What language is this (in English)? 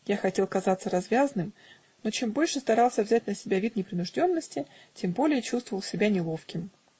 Russian